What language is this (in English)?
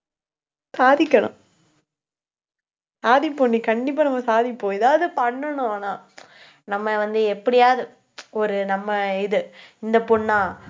Tamil